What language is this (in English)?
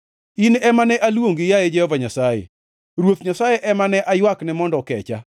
Luo (Kenya and Tanzania)